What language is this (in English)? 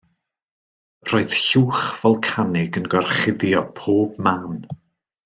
Welsh